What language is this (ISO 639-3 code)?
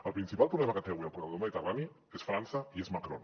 cat